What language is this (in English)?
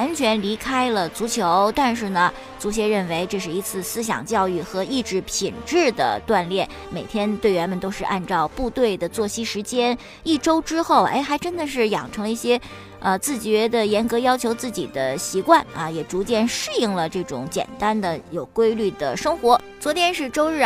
Chinese